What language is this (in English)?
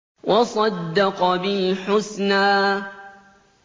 Arabic